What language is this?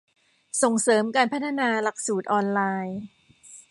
Thai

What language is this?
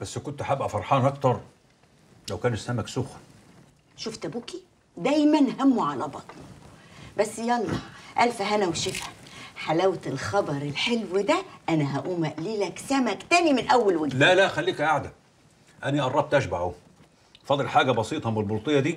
Arabic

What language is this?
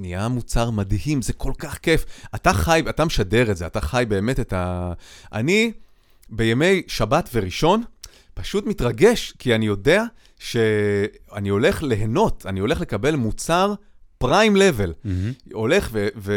Hebrew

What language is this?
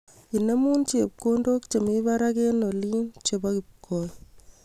Kalenjin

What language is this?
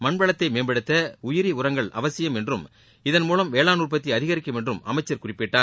Tamil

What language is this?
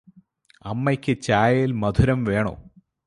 Malayalam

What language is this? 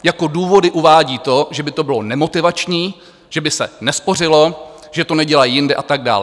Czech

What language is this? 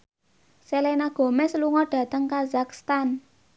Javanese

